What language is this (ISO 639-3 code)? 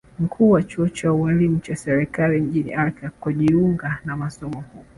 swa